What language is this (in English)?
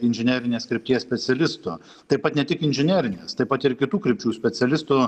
Lithuanian